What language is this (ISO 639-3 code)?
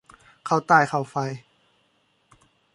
tha